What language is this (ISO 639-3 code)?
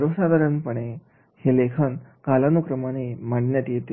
mar